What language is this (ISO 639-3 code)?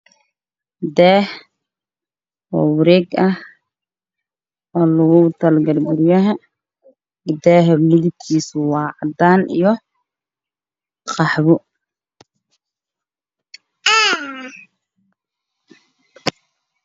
som